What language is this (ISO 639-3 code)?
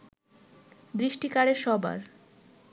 ben